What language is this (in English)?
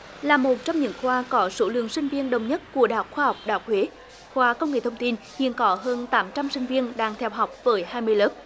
Vietnamese